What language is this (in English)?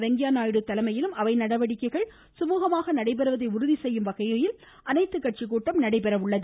Tamil